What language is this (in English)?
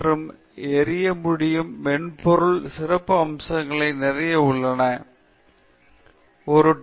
Tamil